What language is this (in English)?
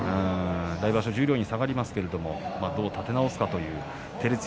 Japanese